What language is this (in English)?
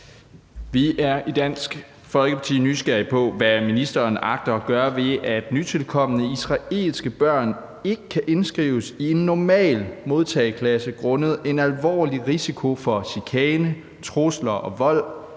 Danish